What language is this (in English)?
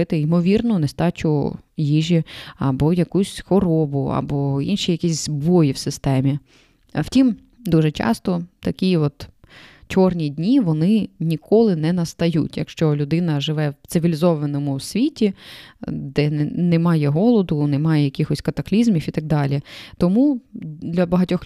Ukrainian